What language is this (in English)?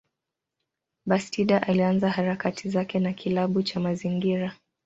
Swahili